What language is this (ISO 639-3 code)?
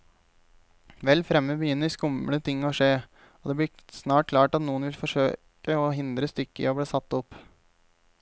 nor